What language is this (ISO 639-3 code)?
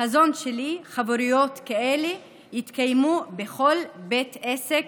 heb